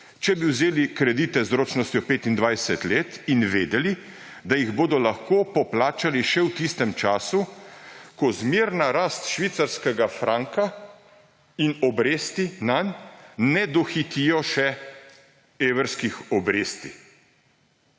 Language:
Slovenian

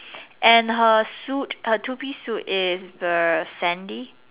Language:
English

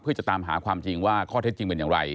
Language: Thai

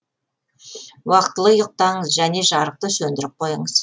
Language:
Kazakh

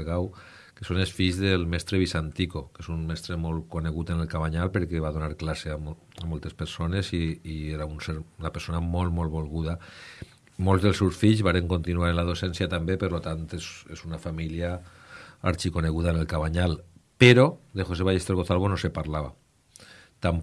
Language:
Spanish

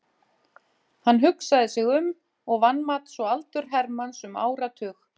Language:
Icelandic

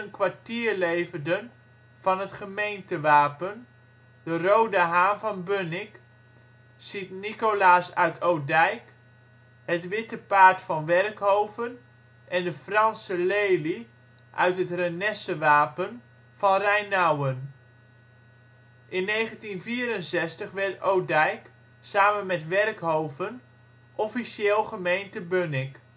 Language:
Dutch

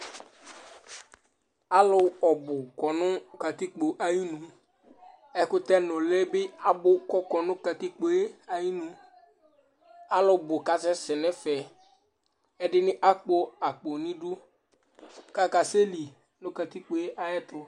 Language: Ikposo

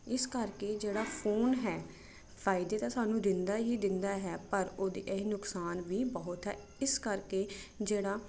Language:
Punjabi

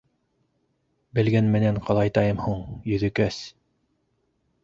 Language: Bashkir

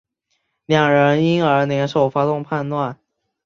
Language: Chinese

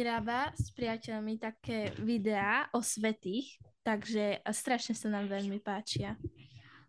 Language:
Slovak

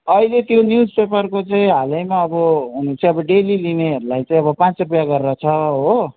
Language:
Nepali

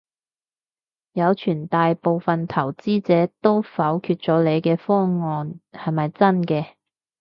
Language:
Cantonese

